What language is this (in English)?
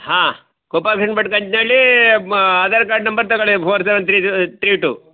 Kannada